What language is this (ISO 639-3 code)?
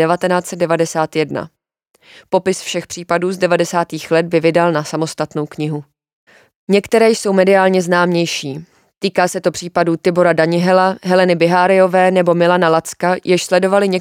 ces